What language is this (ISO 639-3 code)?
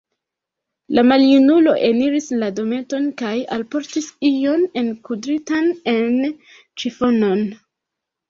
epo